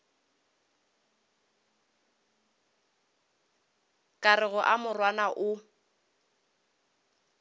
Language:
Northern Sotho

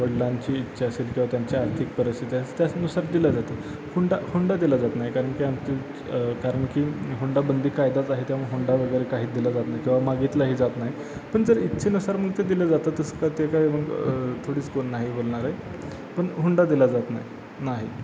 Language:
Marathi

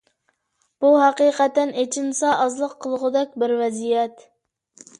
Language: Uyghur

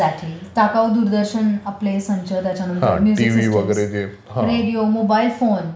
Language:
Marathi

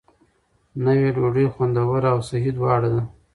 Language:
Pashto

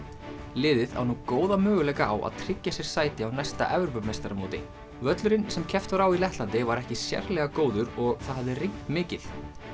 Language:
Icelandic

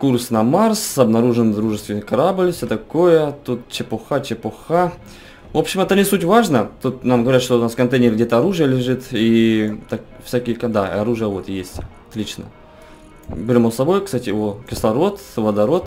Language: Russian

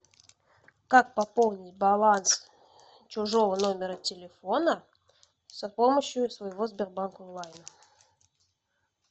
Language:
Russian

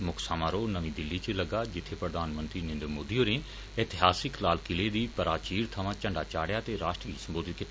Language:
Dogri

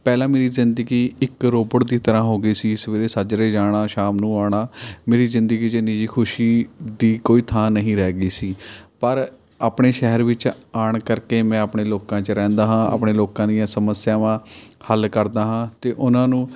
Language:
Punjabi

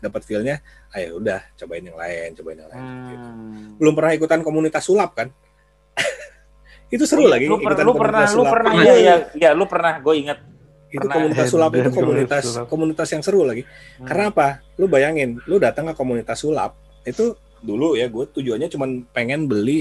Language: Indonesian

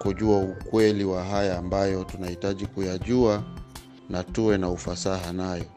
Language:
Swahili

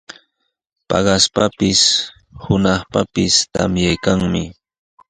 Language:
Sihuas Ancash Quechua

